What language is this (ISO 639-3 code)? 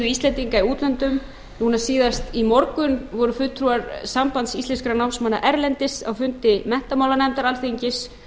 isl